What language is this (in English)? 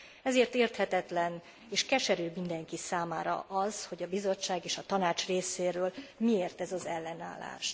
Hungarian